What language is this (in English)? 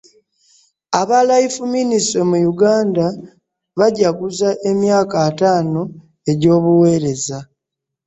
Ganda